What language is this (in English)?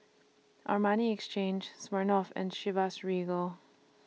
English